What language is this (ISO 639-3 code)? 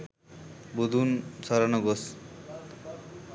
sin